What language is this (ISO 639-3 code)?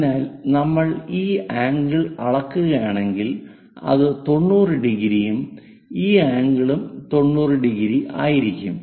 mal